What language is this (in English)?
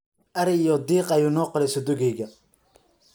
Somali